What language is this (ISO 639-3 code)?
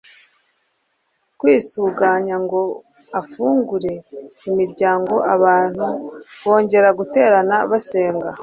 kin